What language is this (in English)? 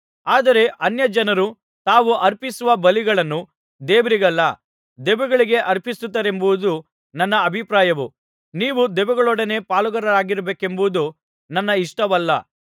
Kannada